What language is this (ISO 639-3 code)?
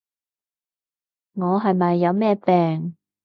yue